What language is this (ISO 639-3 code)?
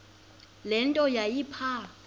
xho